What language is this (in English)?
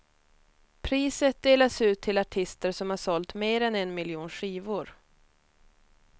Swedish